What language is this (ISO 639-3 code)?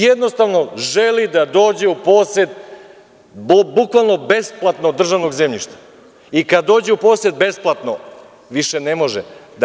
srp